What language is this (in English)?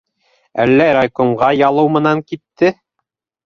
Bashkir